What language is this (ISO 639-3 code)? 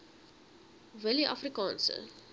afr